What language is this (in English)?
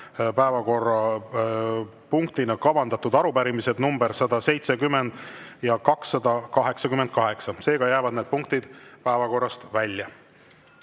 Estonian